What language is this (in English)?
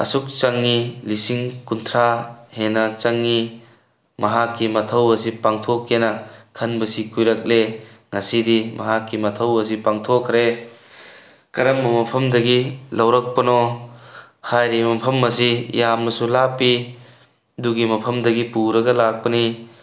Manipuri